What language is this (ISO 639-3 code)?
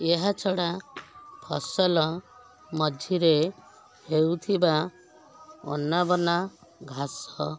ori